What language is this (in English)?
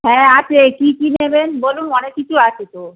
Bangla